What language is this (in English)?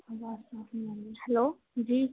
Urdu